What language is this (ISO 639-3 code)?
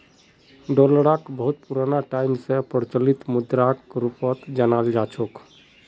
mag